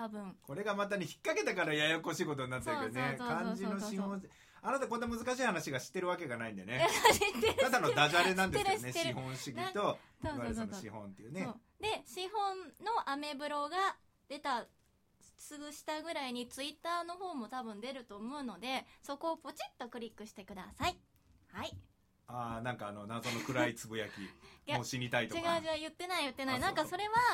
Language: Japanese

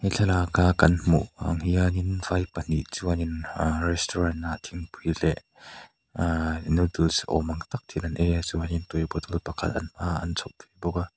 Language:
Mizo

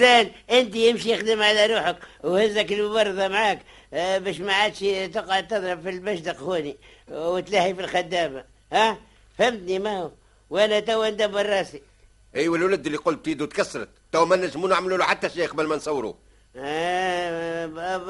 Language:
Arabic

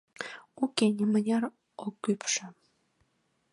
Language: Mari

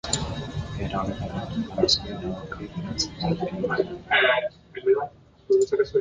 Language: Basque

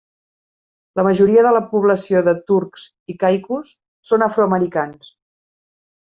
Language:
Catalan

